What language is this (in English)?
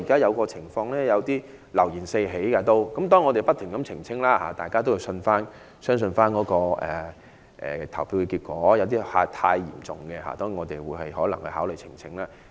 Cantonese